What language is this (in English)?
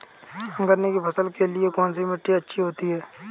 Hindi